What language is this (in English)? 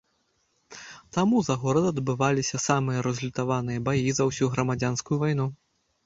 Belarusian